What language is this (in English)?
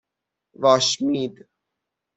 Persian